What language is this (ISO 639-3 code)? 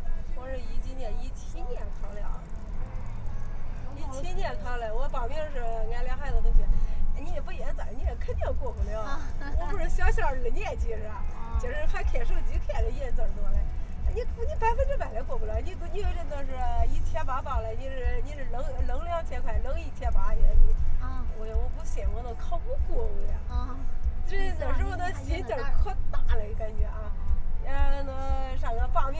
zho